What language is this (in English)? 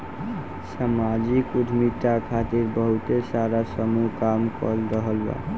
Bhojpuri